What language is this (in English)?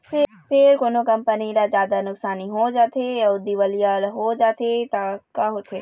Chhattisgarhi